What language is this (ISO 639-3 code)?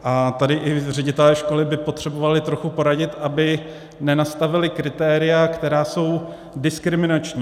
ces